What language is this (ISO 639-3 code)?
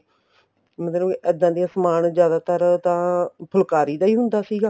pan